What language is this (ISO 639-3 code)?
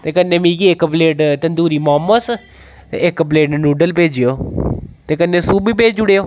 doi